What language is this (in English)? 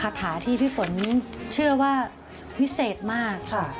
Thai